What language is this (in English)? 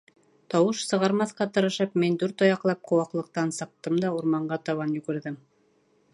Bashkir